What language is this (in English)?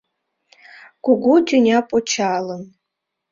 Mari